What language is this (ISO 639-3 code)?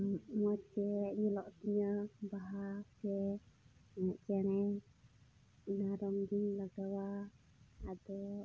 sat